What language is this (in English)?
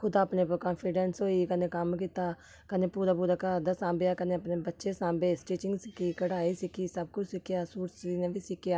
Dogri